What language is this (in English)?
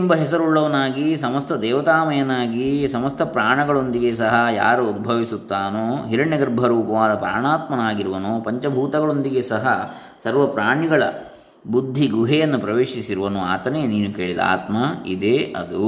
Kannada